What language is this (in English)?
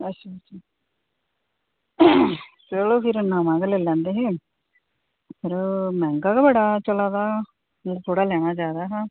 Dogri